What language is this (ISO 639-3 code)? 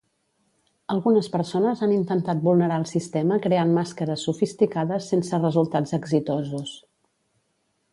cat